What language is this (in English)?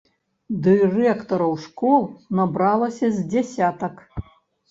Belarusian